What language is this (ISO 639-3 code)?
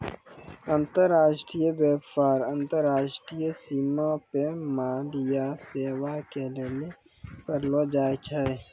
mai